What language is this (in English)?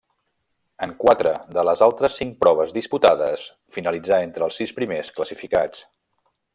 Catalan